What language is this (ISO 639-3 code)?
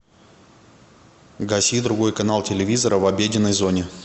rus